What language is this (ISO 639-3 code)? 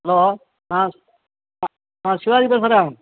tam